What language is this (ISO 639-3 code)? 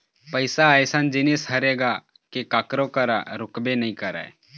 hne